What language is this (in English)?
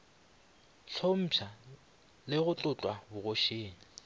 Northern Sotho